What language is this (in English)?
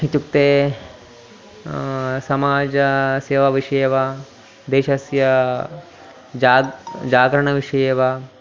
Sanskrit